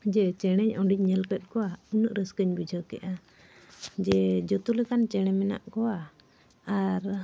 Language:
Santali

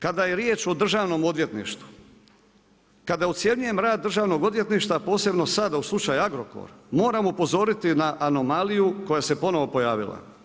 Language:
Croatian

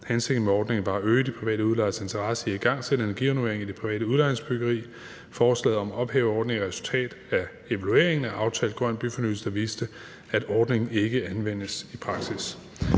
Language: Danish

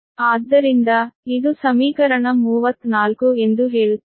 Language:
Kannada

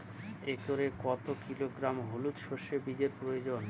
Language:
Bangla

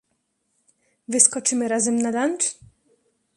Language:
Polish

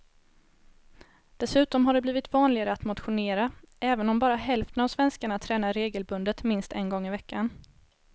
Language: Swedish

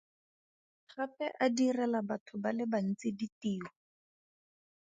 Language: Tswana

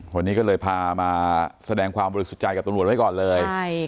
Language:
Thai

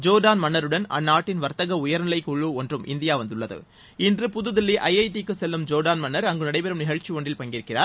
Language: Tamil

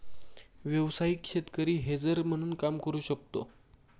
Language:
Marathi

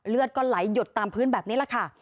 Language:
Thai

